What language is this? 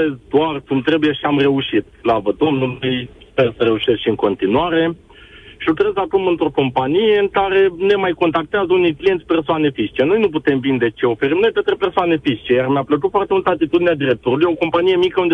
Romanian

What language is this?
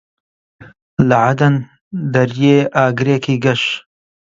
Central Kurdish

